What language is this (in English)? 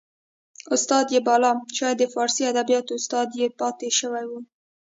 Pashto